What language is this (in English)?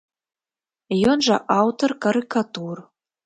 Belarusian